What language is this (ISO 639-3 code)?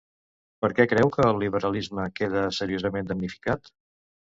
cat